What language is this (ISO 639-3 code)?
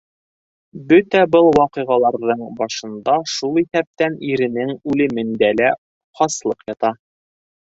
bak